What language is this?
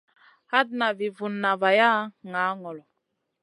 Masana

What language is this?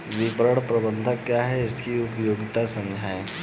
Hindi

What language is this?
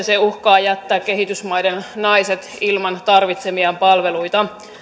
Finnish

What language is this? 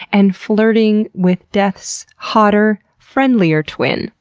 English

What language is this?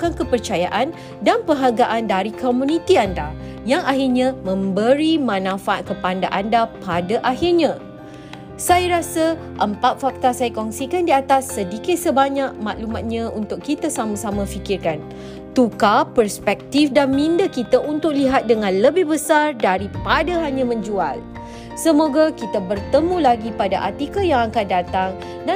Malay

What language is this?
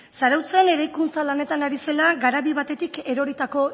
Basque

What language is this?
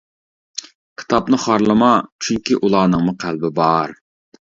Uyghur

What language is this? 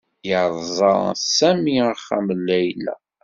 Kabyle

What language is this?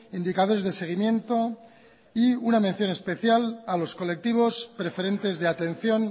Spanish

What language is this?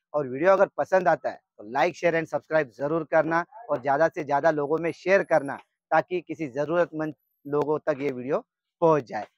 Hindi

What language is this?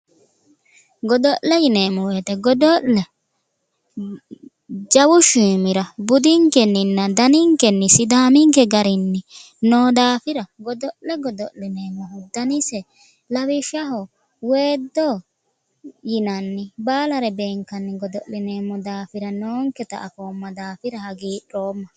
Sidamo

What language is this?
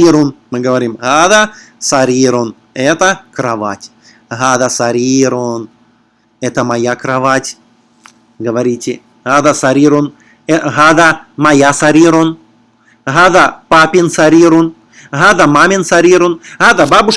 Russian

